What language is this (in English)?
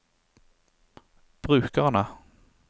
Norwegian